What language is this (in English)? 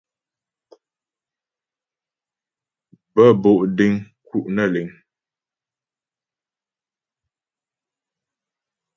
Ghomala